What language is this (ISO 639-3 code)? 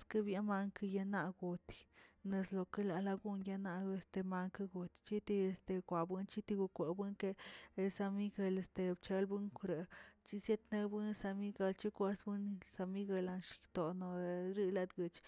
zts